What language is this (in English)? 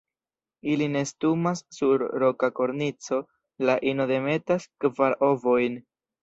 Esperanto